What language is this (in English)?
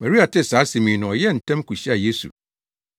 Akan